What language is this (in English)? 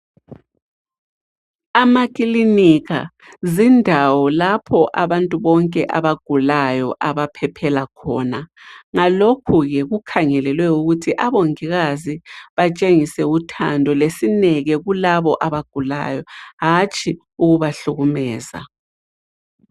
North Ndebele